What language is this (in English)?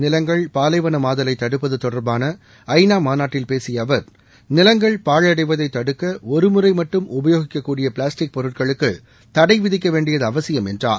Tamil